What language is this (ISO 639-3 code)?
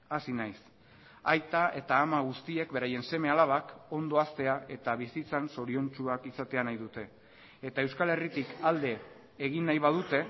eus